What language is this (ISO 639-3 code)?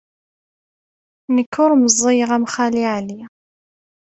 kab